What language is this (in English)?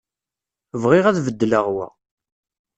Kabyle